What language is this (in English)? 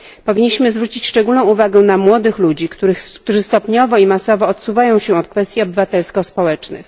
Polish